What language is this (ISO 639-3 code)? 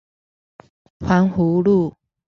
zho